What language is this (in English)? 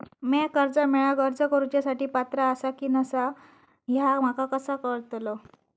Marathi